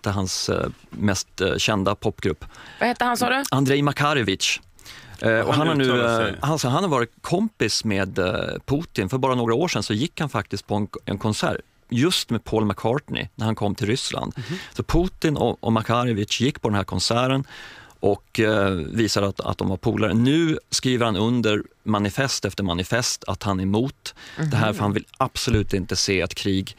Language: Swedish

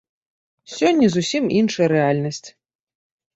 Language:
Belarusian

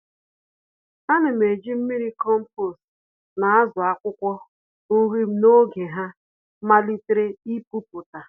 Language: Igbo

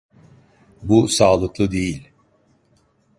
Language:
Turkish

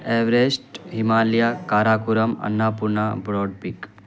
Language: Urdu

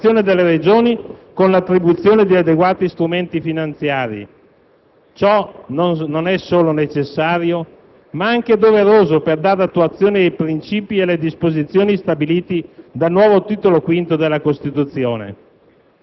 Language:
Italian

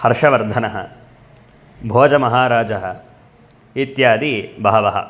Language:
Sanskrit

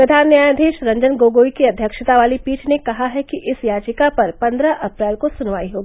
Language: Hindi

